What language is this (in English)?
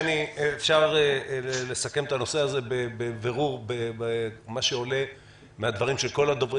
Hebrew